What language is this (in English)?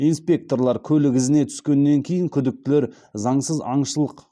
Kazakh